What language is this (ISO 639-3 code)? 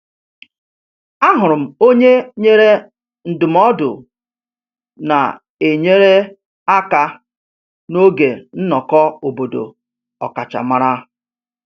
ibo